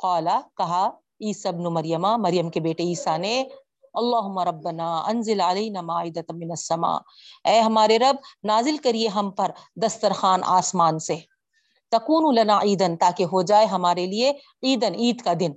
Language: Urdu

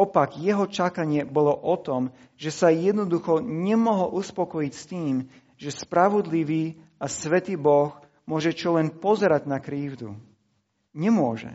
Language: Slovak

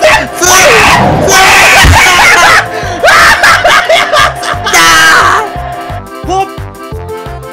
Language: Japanese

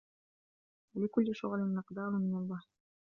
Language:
Arabic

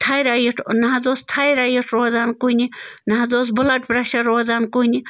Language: Kashmiri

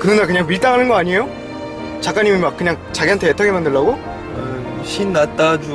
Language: Korean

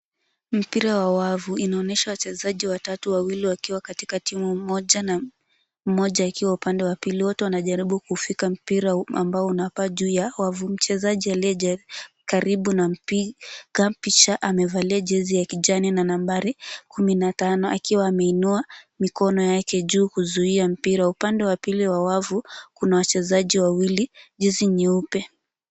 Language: Swahili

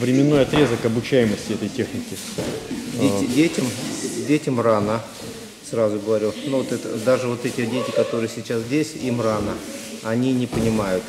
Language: Russian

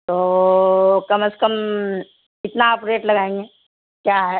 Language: Urdu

